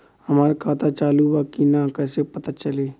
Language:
Bhojpuri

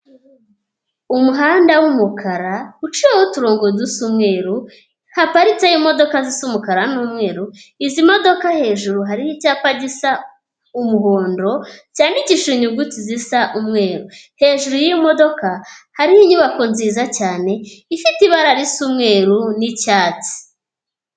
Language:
Kinyarwanda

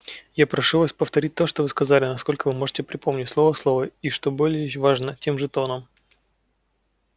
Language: Russian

